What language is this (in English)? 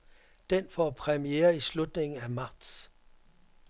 Danish